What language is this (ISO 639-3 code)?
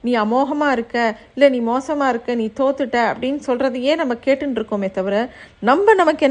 tam